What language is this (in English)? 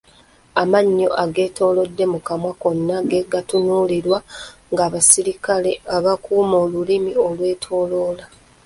Ganda